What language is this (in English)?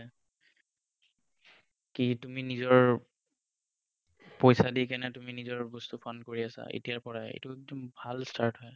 Assamese